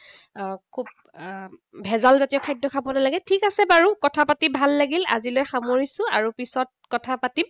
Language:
Assamese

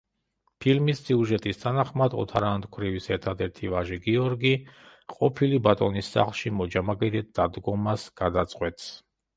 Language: Georgian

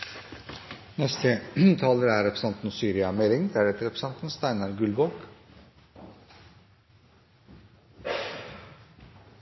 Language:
Norwegian Bokmål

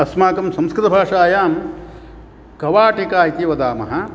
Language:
Sanskrit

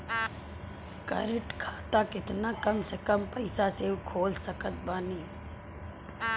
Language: Bhojpuri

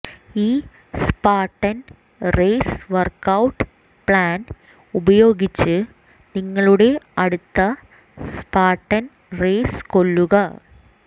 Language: Malayalam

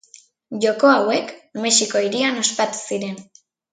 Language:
Basque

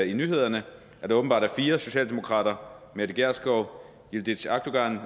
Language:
Danish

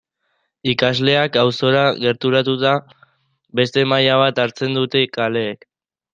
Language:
Basque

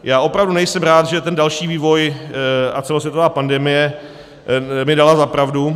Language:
Czech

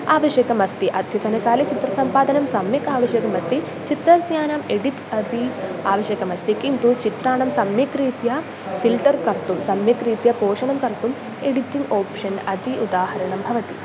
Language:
Sanskrit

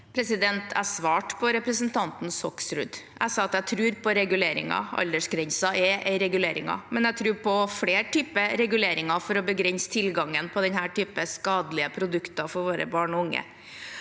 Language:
Norwegian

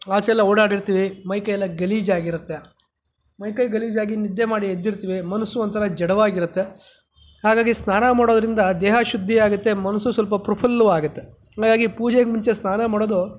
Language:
Kannada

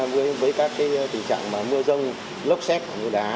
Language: Vietnamese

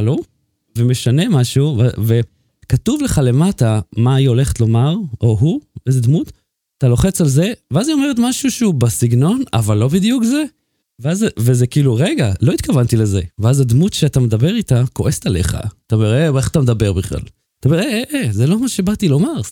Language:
Hebrew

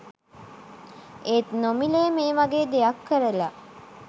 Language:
Sinhala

